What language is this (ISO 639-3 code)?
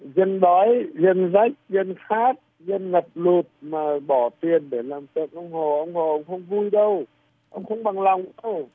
vie